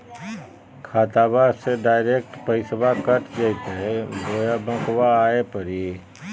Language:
Magahi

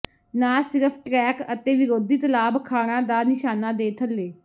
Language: Punjabi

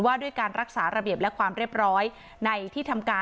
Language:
Thai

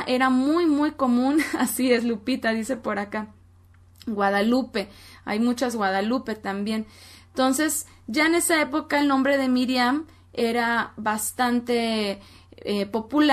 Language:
Spanish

